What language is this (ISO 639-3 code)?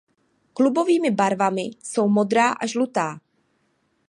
ces